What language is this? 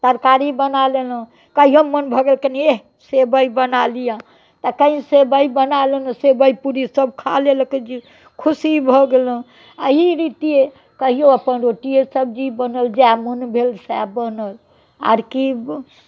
Maithili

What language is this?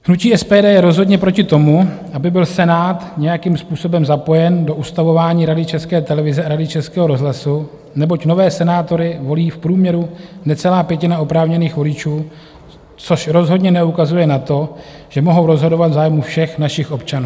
Czech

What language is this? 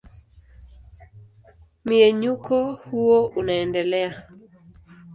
Swahili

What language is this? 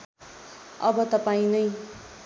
Nepali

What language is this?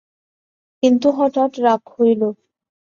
Bangla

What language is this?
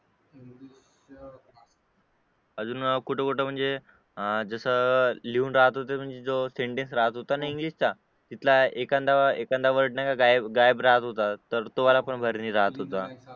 Marathi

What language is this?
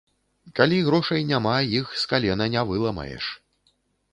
Belarusian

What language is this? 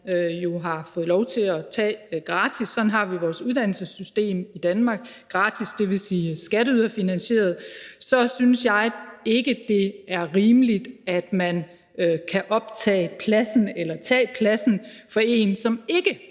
Danish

